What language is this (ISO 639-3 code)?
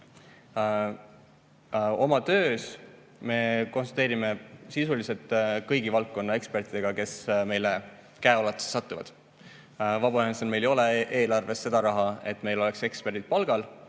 est